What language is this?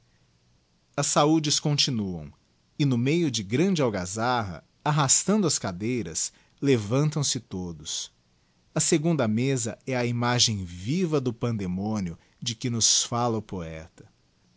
Portuguese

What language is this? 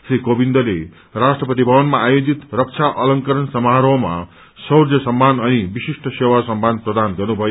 Nepali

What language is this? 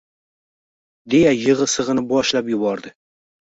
Uzbek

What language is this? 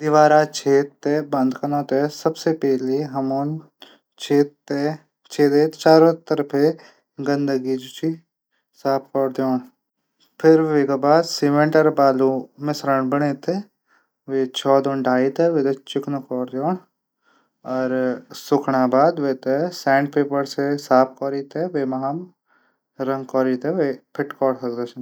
Garhwali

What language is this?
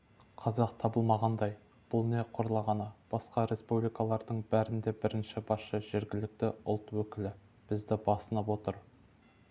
Kazakh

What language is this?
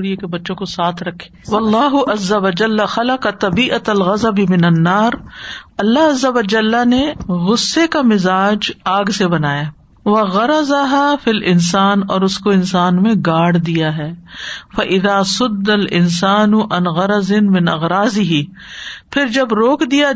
Urdu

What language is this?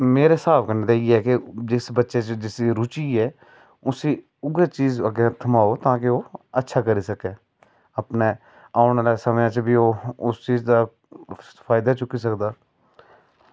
Dogri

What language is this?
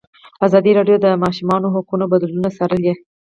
Pashto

